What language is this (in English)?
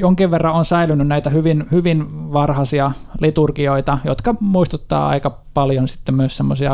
Finnish